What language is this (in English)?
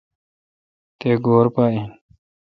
Kalkoti